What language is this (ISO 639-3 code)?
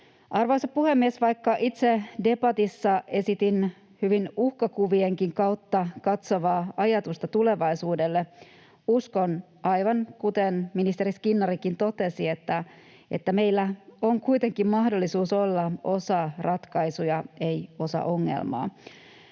fin